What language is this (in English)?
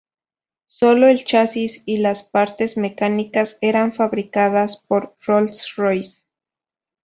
Spanish